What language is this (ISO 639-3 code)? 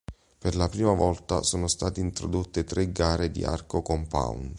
ita